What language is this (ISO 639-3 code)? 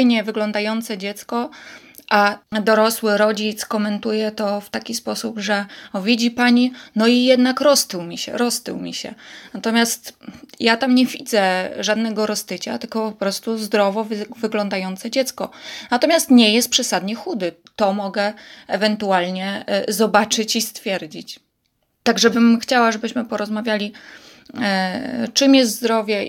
pol